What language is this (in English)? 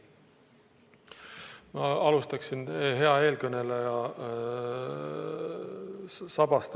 Estonian